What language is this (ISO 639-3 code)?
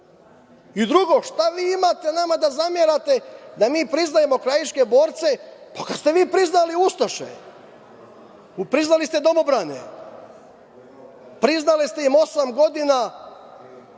srp